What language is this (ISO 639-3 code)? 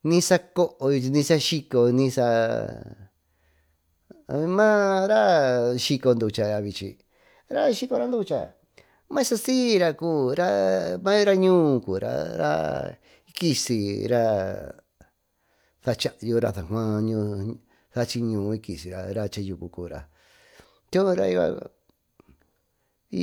mtu